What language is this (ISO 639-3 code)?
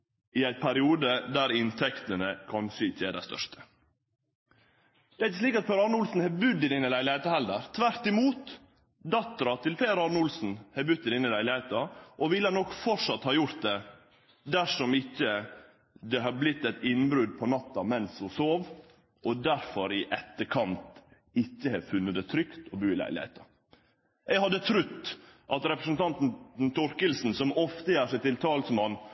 nno